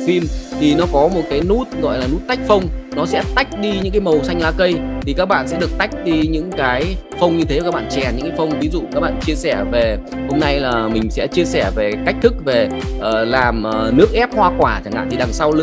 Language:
Vietnamese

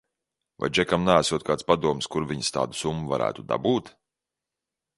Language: Latvian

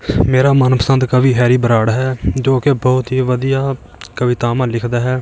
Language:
Punjabi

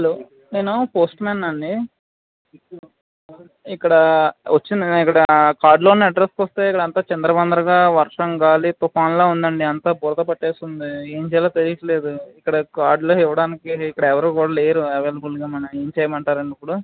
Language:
Telugu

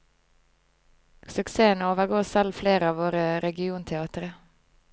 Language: Norwegian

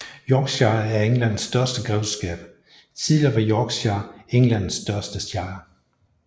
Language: Danish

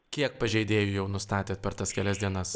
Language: Lithuanian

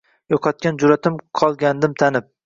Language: Uzbek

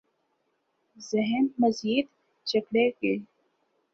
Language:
Urdu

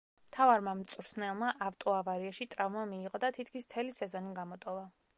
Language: Georgian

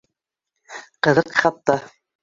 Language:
Bashkir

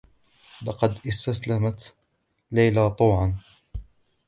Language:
Arabic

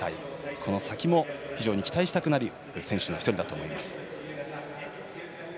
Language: Japanese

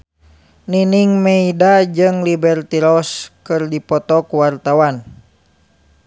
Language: Sundanese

